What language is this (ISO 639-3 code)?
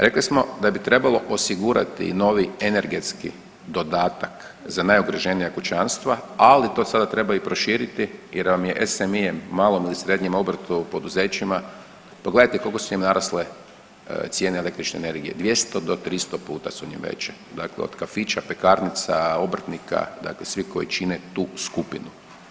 hrv